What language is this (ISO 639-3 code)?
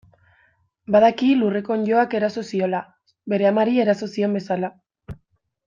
eus